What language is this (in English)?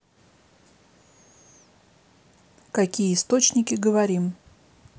Russian